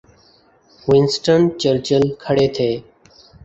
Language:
Urdu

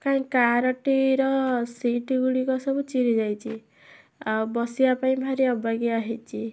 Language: Odia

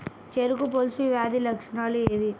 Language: Telugu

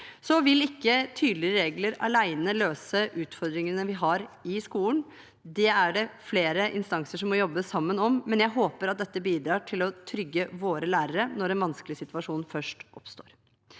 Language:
Norwegian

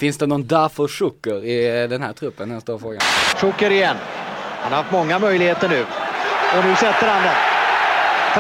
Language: Swedish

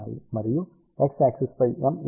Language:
Telugu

